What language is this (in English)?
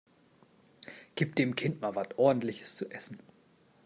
German